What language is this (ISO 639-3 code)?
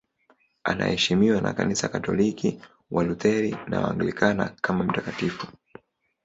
swa